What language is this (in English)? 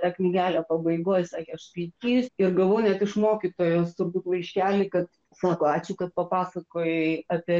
Lithuanian